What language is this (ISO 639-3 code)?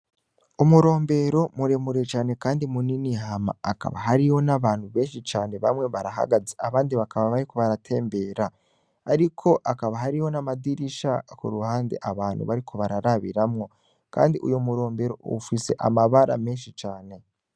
run